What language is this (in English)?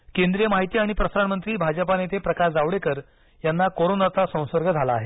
Marathi